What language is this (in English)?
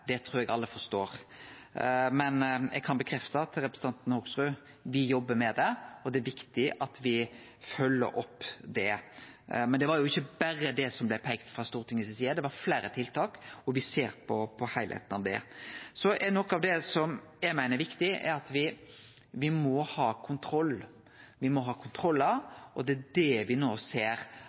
Norwegian Nynorsk